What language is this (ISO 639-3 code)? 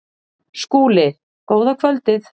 isl